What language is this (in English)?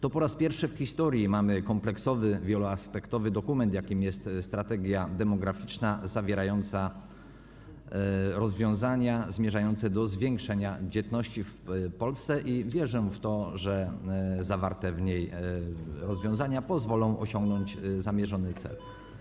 Polish